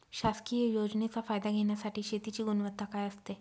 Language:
Marathi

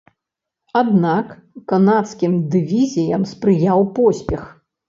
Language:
Belarusian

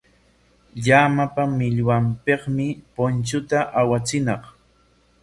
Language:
Corongo Ancash Quechua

